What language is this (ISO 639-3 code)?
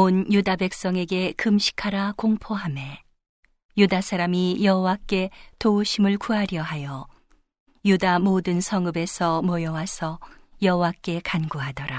kor